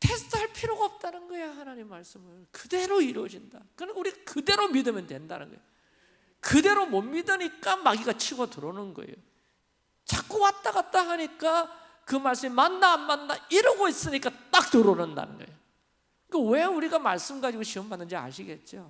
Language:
Korean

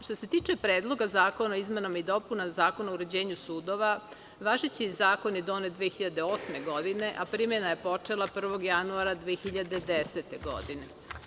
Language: Serbian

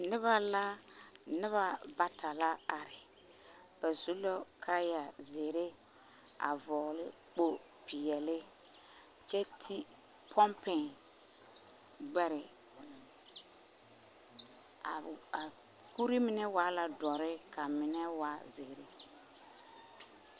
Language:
Southern Dagaare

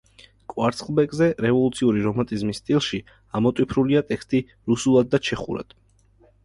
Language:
Georgian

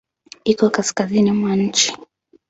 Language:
Swahili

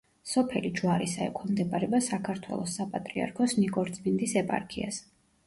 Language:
Georgian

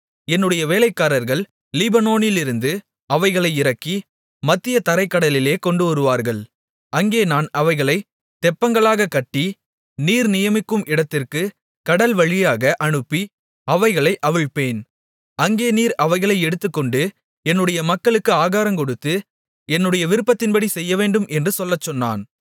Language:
Tamil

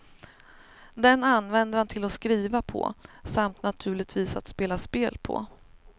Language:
Swedish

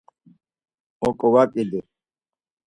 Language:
Laz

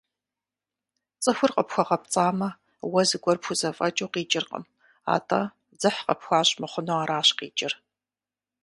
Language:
Kabardian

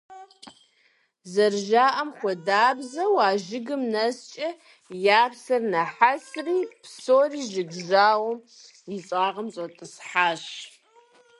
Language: Kabardian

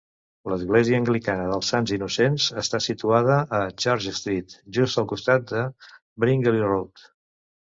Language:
Catalan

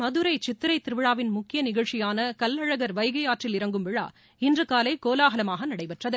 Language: Tamil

